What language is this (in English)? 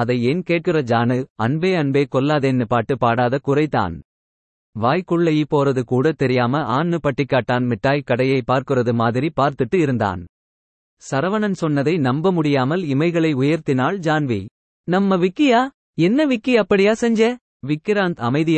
Tamil